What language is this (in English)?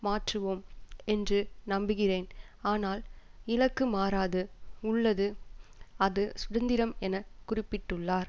Tamil